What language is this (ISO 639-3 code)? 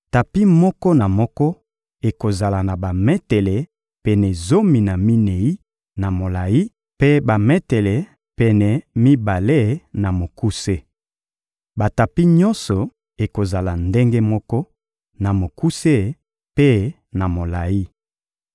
lin